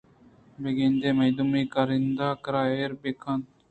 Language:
Eastern Balochi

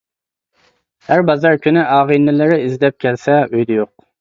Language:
Uyghur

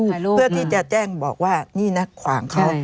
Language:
Thai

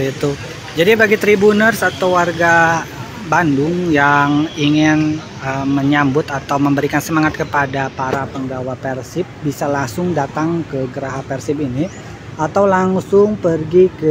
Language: Indonesian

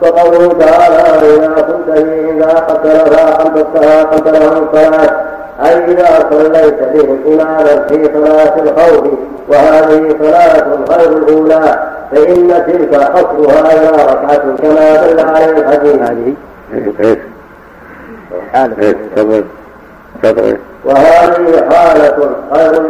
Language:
Arabic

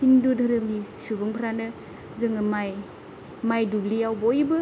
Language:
Bodo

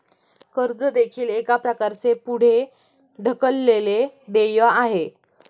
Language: Marathi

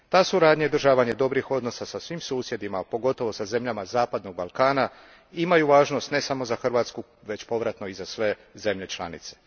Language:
Croatian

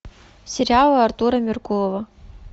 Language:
Russian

